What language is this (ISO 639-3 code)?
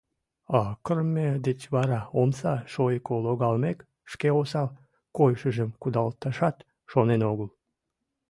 chm